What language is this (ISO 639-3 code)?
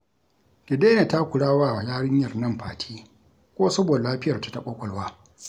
hau